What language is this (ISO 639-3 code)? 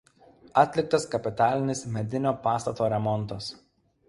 lit